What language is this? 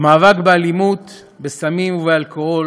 Hebrew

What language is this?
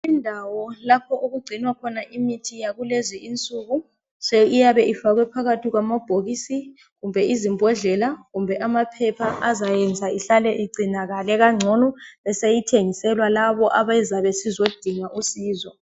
North Ndebele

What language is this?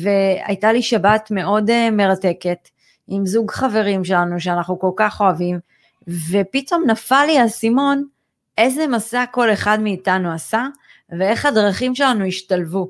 Hebrew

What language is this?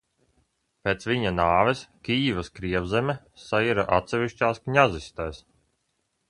Latvian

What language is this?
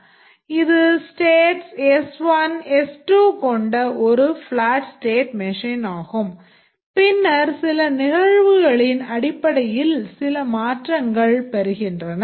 Tamil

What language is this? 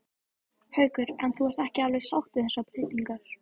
Icelandic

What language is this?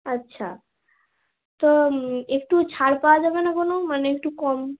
Bangla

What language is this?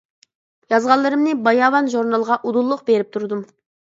Uyghur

